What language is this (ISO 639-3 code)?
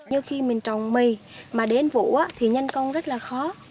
vie